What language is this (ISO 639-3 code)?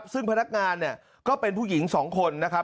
tha